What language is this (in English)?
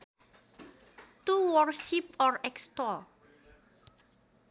Sundanese